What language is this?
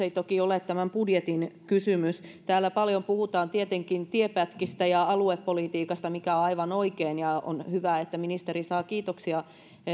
Finnish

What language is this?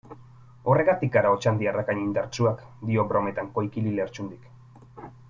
Basque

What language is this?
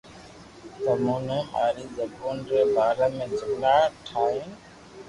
Loarki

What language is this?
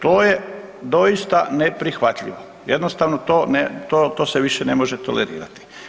Croatian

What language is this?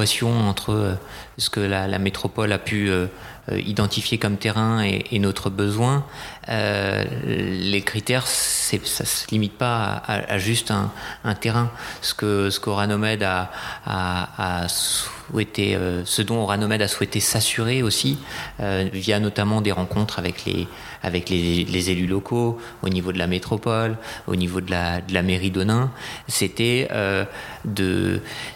French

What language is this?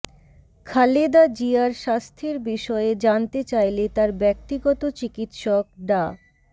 Bangla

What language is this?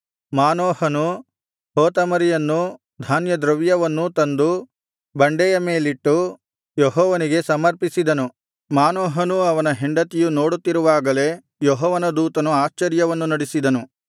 Kannada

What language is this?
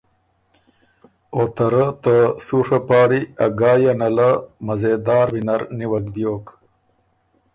Ormuri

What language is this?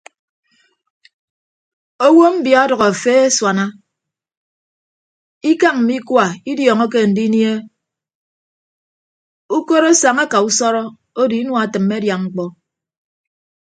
Ibibio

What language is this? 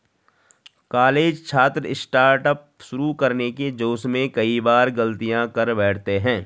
Hindi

